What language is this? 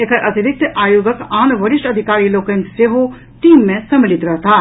Maithili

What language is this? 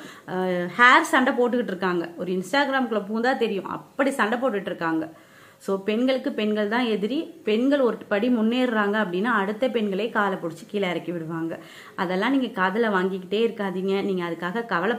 Tamil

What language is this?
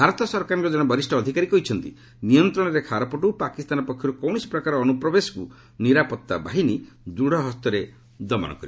Odia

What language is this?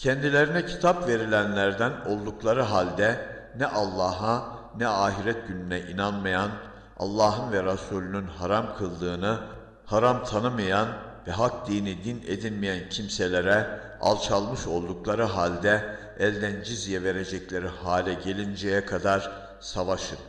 Turkish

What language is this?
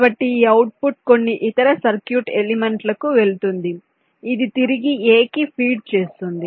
Telugu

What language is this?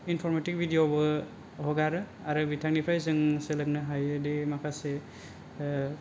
Bodo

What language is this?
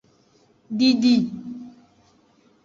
Aja (Benin)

